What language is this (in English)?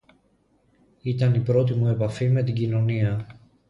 Greek